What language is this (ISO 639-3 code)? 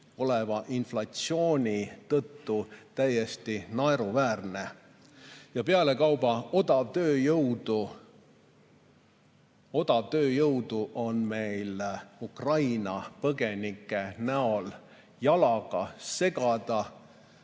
est